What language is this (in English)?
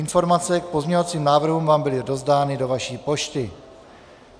Czech